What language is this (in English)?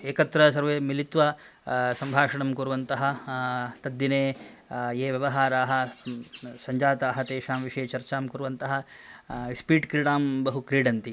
Sanskrit